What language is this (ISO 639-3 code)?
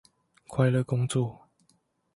zho